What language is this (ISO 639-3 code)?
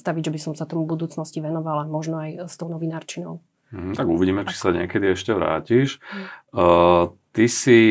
slk